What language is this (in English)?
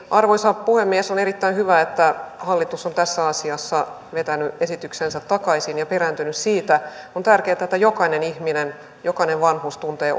Finnish